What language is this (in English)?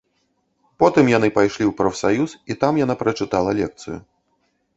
Belarusian